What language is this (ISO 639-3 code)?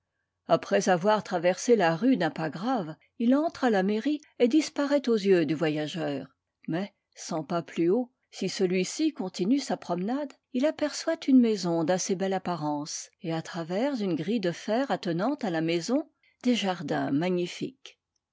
fra